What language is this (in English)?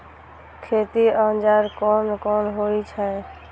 Maithili